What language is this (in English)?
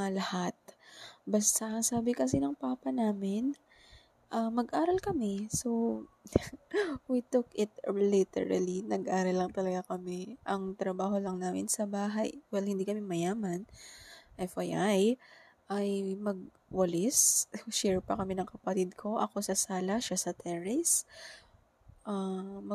Filipino